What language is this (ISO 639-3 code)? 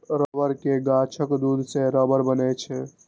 mai